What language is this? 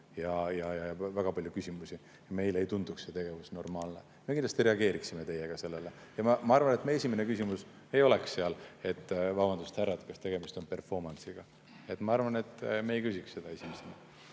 Estonian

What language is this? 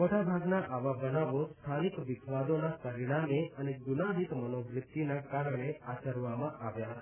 Gujarati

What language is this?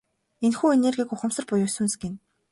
Mongolian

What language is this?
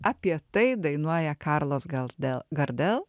Lithuanian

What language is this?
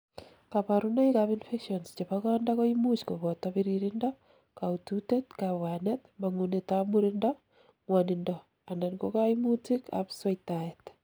Kalenjin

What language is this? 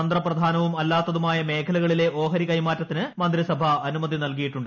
Malayalam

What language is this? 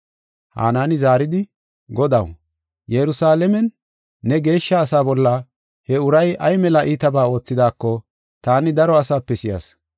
Gofa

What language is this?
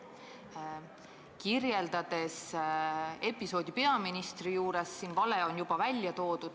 Estonian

